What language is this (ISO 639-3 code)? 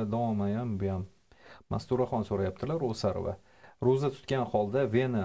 tur